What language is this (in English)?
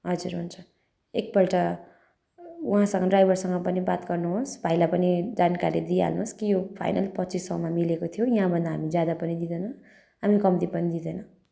Nepali